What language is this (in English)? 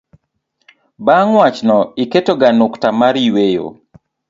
Luo (Kenya and Tanzania)